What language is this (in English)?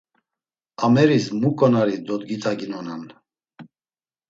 Laz